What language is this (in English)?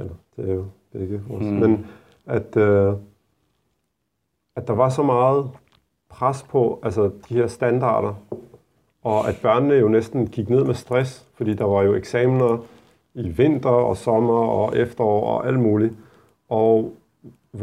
Danish